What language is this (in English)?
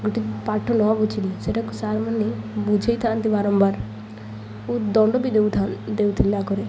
Odia